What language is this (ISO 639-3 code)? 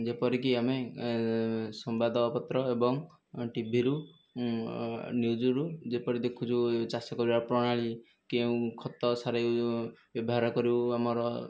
ori